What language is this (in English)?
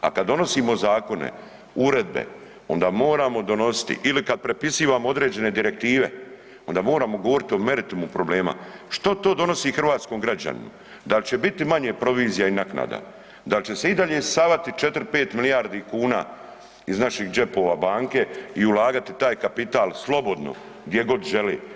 Croatian